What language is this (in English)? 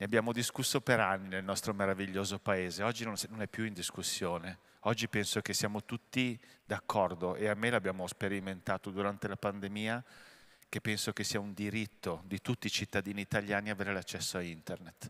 Italian